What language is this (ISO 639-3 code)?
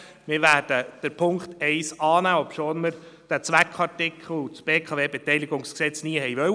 gsw